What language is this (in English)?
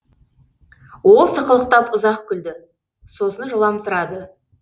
Kazakh